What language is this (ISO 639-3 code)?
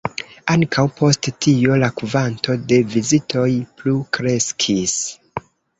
epo